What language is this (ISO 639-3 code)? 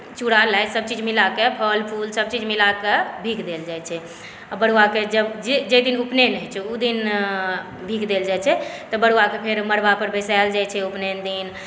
mai